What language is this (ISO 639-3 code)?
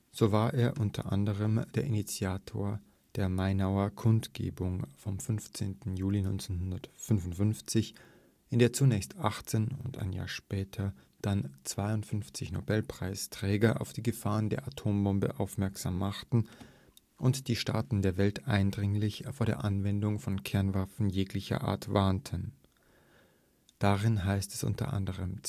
deu